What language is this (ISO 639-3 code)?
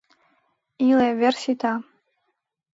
chm